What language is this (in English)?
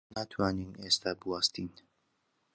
Central Kurdish